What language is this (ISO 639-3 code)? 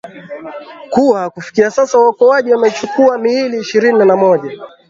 swa